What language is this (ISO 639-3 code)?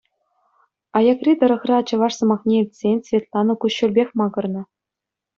chv